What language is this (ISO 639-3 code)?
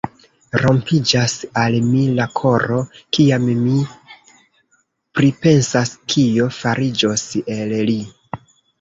epo